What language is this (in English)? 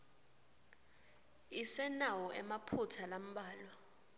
Swati